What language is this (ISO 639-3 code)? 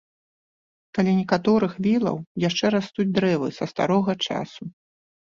bel